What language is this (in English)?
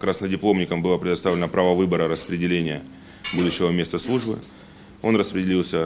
Russian